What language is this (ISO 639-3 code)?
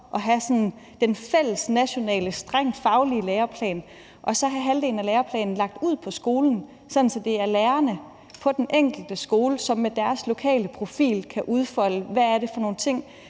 dan